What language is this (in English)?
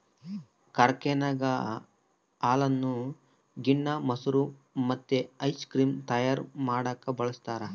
Kannada